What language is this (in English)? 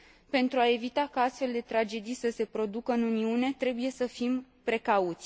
Romanian